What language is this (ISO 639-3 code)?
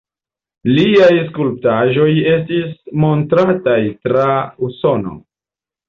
epo